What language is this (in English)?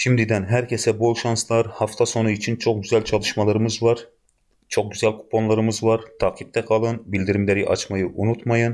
Turkish